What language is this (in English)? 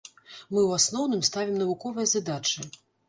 Belarusian